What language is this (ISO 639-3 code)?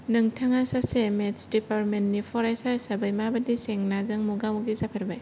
brx